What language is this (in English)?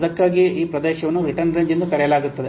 Kannada